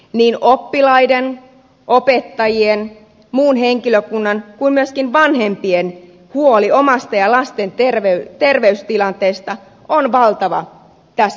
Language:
Finnish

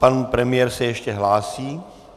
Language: Czech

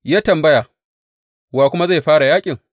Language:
Hausa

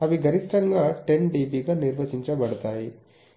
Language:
Telugu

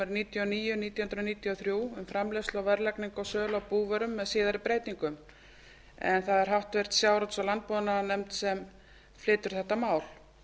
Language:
Icelandic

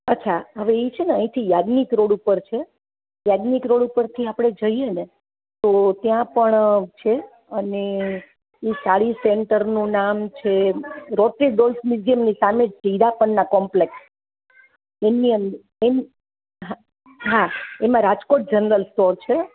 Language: Gujarati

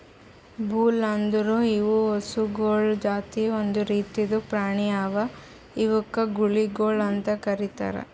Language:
Kannada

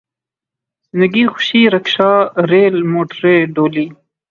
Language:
Urdu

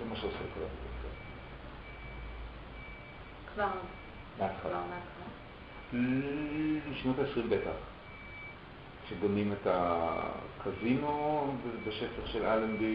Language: Hebrew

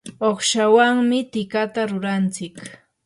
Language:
Yanahuanca Pasco Quechua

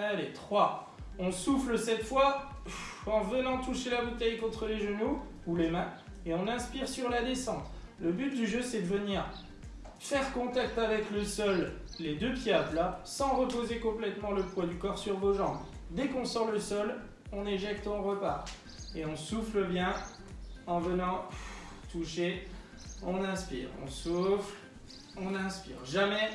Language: French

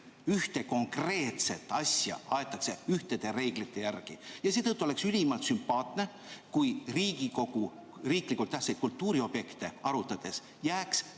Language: Estonian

